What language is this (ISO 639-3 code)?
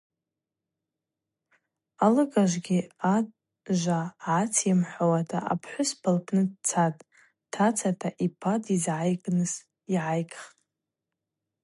abq